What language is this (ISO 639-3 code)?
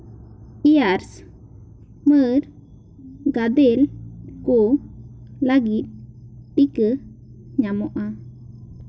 sat